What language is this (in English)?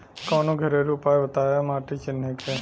Bhojpuri